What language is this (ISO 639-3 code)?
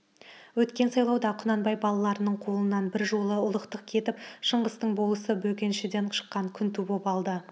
kaz